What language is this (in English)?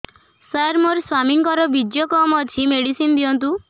Odia